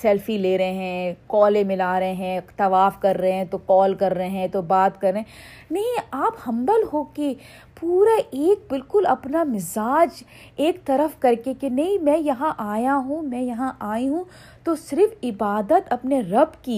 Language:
Urdu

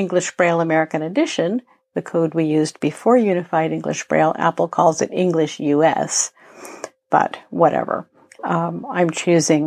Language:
English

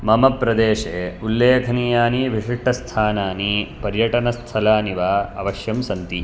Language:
Sanskrit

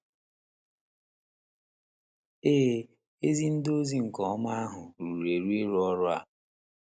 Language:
Igbo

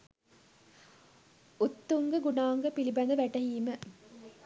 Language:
Sinhala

